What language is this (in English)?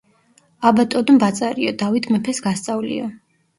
Georgian